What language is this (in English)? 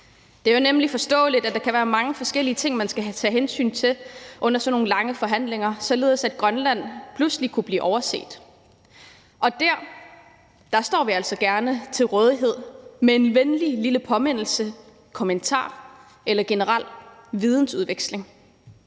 Danish